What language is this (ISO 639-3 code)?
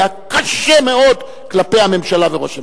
heb